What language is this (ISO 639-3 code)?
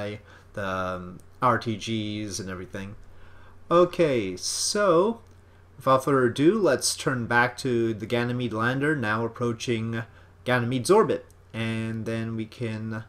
eng